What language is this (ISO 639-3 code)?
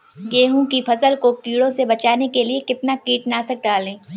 hin